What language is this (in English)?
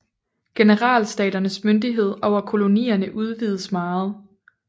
Danish